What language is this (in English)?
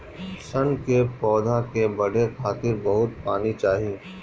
Bhojpuri